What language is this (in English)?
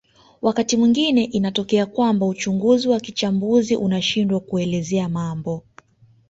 Swahili